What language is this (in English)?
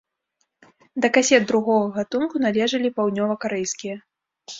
Belarusian